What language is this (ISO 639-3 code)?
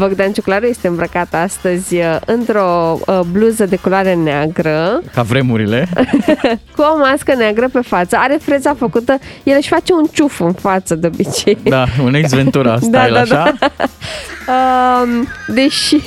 ron